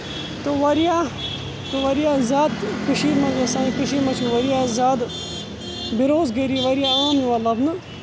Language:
Kashmiri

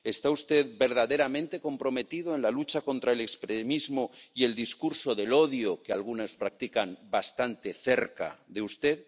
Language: Spanish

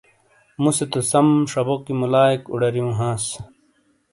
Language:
Shina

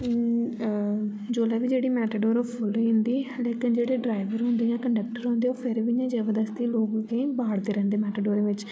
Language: Dogri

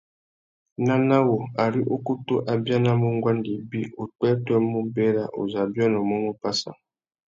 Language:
Tuki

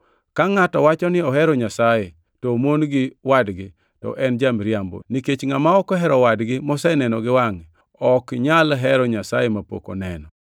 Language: Luo (Kenya and Tanzania)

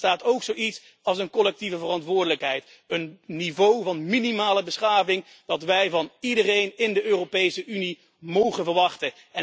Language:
Dutch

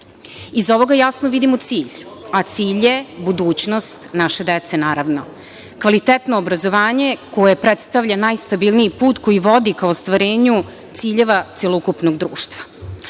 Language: Serbian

